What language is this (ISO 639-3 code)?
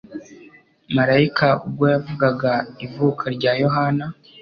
kin